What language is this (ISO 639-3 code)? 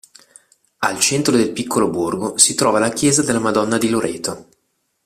ita